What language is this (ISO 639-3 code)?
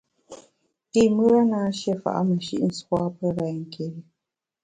bax